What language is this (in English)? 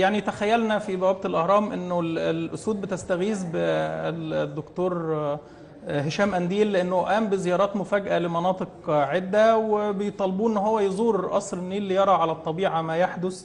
Arabic